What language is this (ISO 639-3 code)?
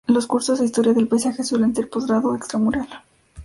spa